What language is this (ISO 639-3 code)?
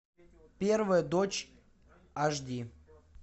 rus